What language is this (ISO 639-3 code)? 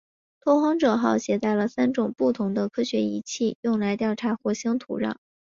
zho